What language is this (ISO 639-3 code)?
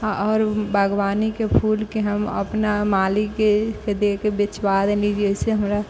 mai